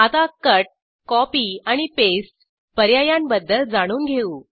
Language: Marathi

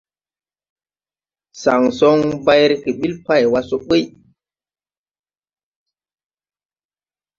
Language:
Tupuri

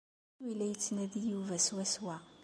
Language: Kabyle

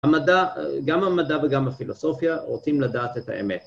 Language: Hebrew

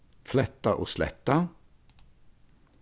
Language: Faroese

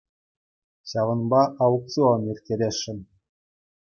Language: Chuvash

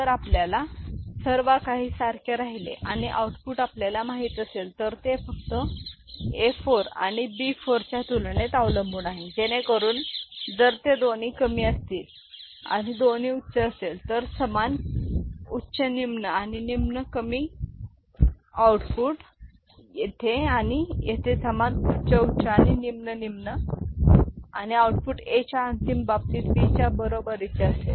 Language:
Marathi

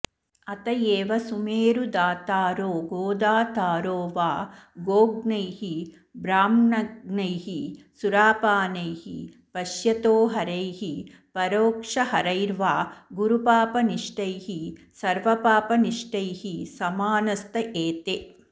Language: Sanskrit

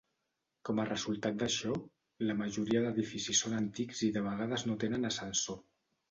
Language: Catalan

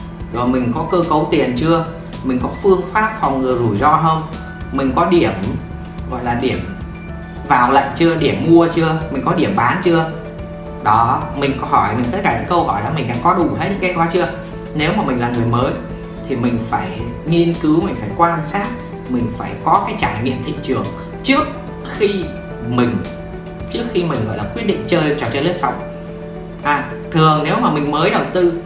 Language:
Vietnamese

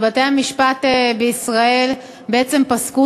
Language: Hebrew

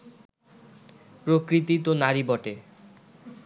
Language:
Bangla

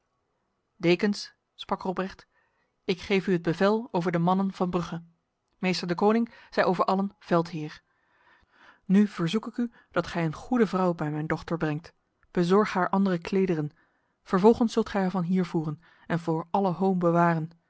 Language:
Dutch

